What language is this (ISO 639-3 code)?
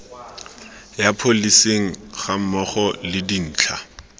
tsn